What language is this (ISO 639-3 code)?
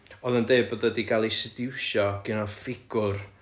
cym